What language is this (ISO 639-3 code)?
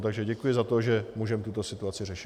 ces